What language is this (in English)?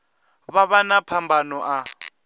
Venda